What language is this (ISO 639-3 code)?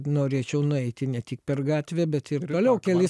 lit